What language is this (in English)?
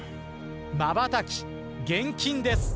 Japanese